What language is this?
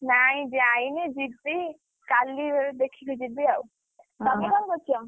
Odia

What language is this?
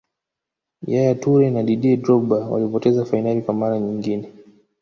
Swahili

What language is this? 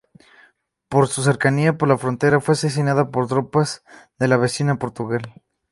Spanish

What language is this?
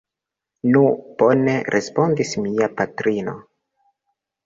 Esperanto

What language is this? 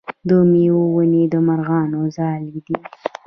Pashto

